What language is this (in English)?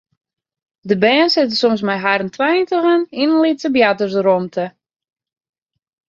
Western Frisian